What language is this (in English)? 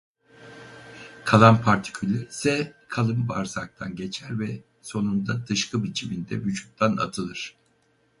Turkish